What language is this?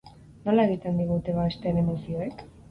Basque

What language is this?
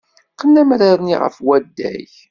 Kabyle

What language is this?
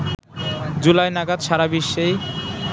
Bangla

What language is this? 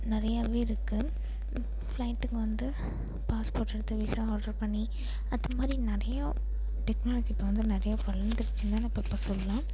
Tamil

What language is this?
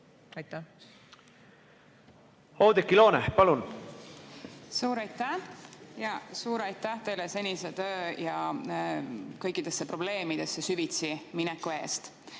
Estonian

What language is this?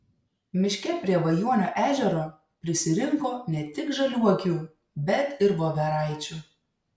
Lithuanian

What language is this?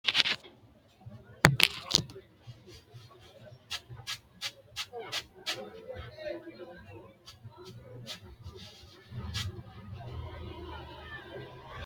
Sidamo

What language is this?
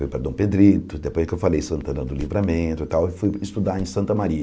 Portuguese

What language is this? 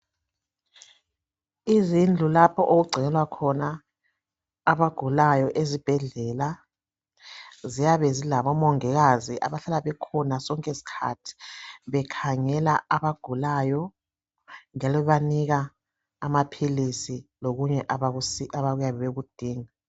North Ndebele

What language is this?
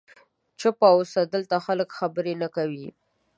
Pashto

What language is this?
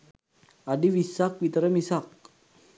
Sinhala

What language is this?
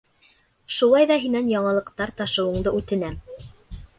Bashkir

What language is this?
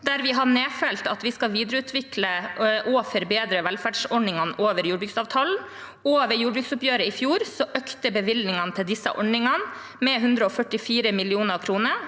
Norwegian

